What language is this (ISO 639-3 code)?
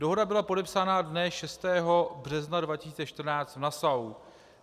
ces